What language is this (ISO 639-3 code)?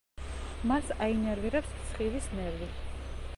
kat